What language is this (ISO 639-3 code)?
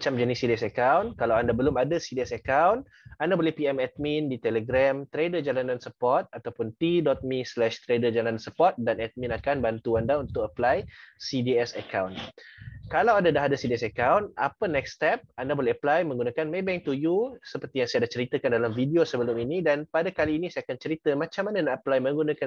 msa